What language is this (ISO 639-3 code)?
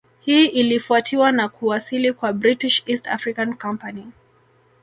swa